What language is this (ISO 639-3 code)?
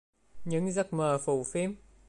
vie